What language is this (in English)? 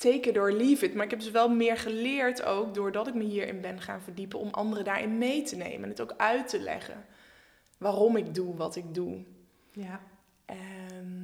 Dutch